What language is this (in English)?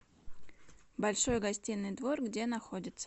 Russian